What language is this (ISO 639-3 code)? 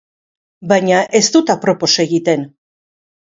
eus